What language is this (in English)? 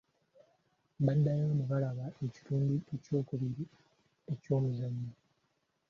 Ganda